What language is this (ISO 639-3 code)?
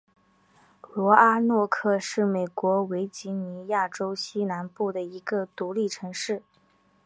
zho